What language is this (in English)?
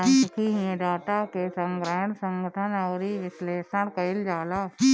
Bhojpuri